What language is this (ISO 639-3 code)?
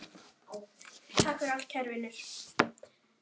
isl